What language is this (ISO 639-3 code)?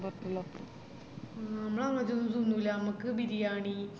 mal